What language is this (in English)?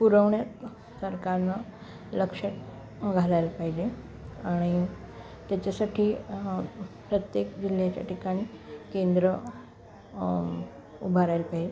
Marathi